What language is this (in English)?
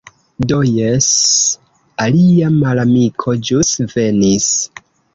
Esperanto